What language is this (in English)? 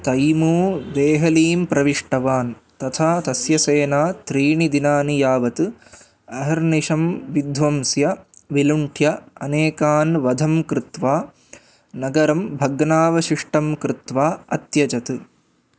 Sanskrit